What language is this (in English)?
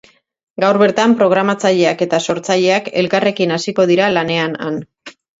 Basque